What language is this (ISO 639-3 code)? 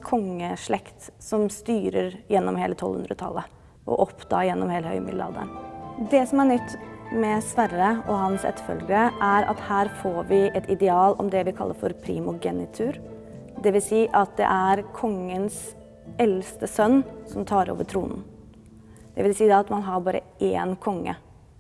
nor